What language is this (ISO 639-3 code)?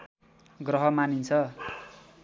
nep